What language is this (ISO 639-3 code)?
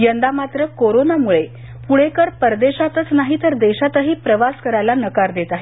mar